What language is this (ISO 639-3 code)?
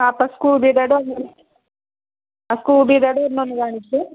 mal